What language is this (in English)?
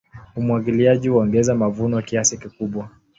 Swahili